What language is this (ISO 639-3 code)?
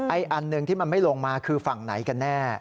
tha